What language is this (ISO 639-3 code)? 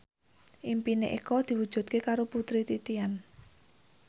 jav